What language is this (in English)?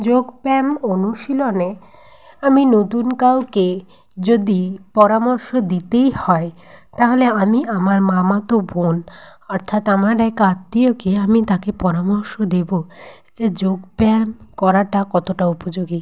Bangla